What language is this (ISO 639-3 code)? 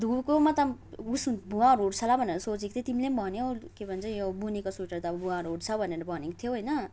nep